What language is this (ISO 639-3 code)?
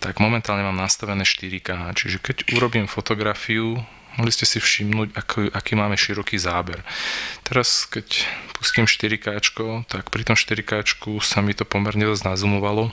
slk